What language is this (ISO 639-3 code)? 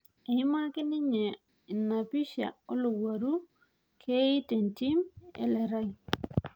mas